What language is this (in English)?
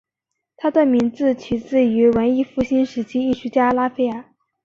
Chinese